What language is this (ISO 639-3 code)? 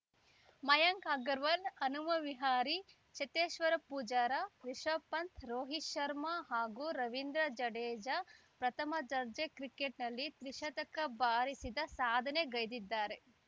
kan